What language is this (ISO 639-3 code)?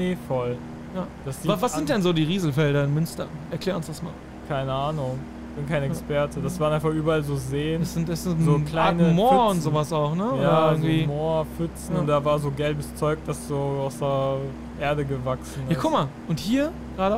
deu